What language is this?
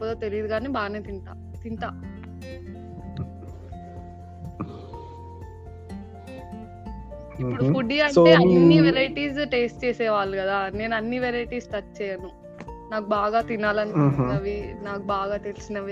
Telugu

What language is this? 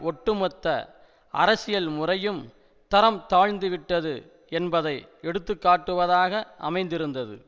Tamil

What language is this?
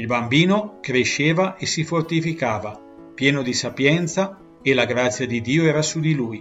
Italian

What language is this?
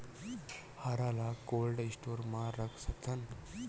Chhattisgarhi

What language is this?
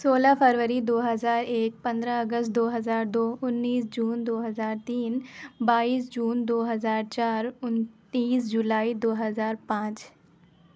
Urdu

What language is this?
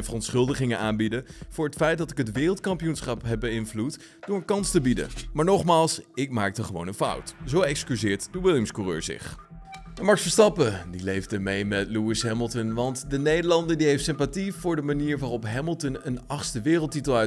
Dutch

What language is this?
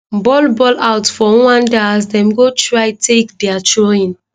Nigerian Pidgin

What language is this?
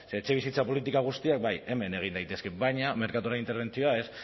Basque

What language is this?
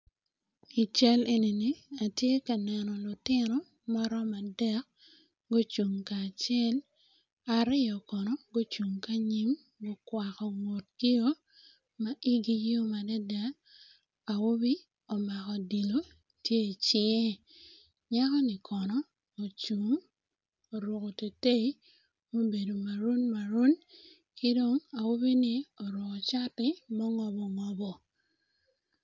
Acoli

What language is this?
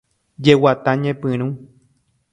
Guarani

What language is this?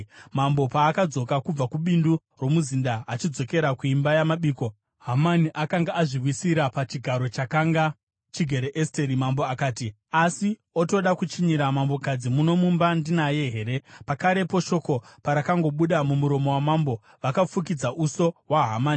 Shona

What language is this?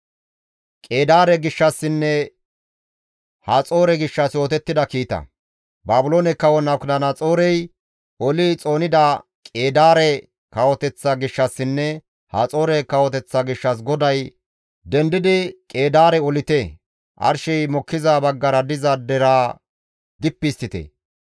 Gamo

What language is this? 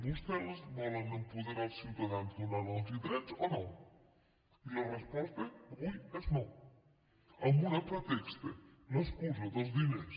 Catalan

